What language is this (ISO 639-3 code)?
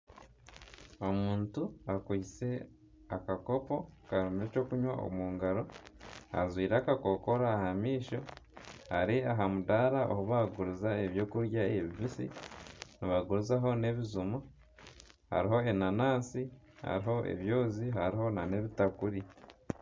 nyn